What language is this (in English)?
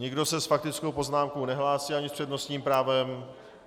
Czech